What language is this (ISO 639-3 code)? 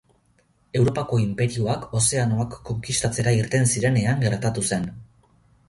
eus